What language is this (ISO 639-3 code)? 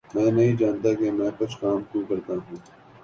urd